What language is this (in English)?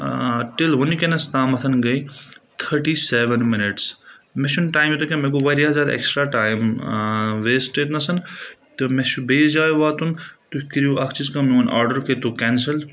Kashmiri